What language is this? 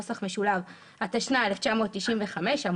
Hebrew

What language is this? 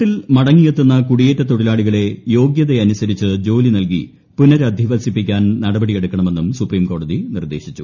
Malayalam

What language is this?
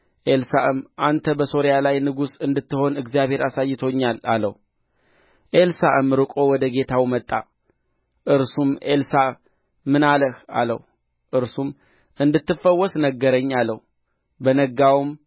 Amharic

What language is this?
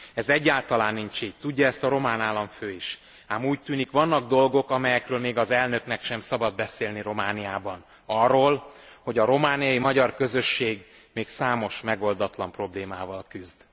Hungarian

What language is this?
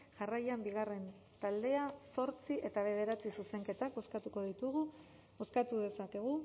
Basque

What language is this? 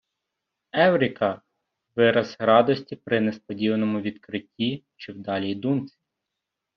Ukrainian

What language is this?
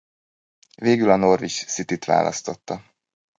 Hungarian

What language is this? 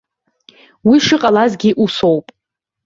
Abkhazian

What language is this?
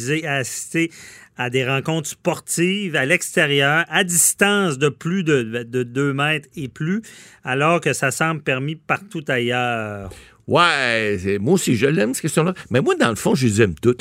French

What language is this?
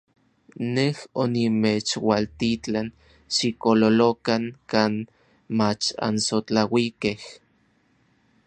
Orizaba Nahuatl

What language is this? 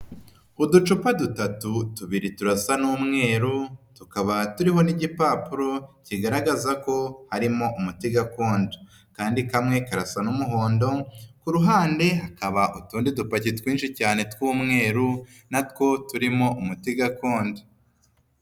Kinyarwanda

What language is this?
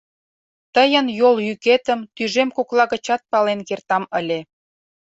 Mari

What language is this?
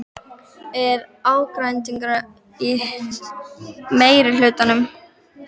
Icelandic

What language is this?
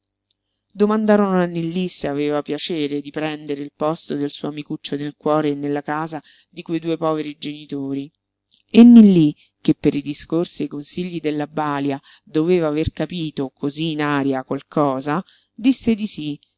Italian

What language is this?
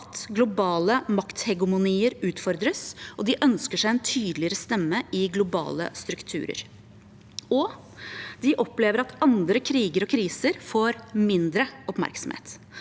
Norwegian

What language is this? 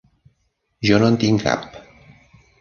Catalan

